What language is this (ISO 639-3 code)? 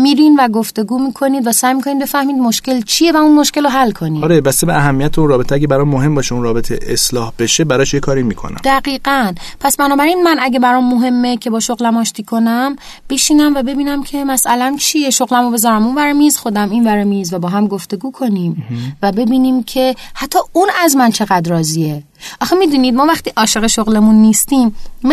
fas